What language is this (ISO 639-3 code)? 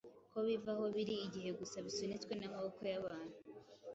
kin